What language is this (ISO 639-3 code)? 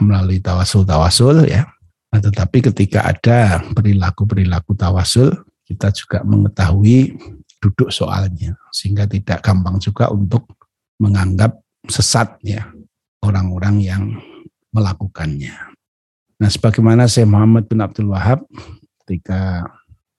ind